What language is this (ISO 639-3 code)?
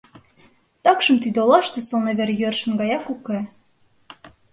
chm